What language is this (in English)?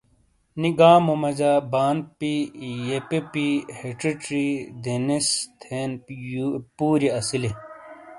Shina